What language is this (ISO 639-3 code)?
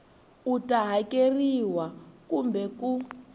tso